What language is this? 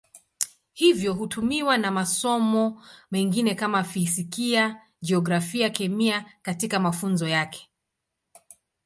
Swahili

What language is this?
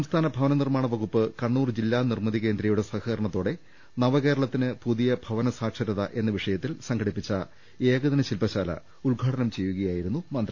Malayalam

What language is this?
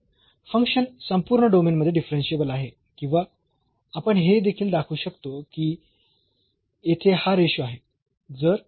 Marathi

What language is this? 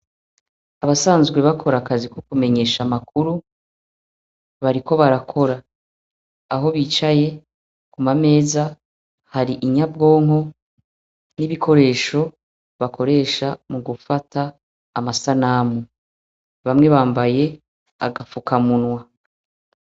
Rundi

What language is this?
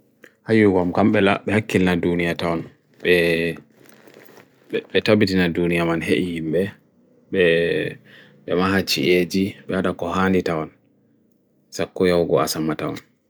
Bagirmi Fulfulde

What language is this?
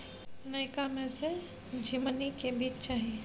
Maithili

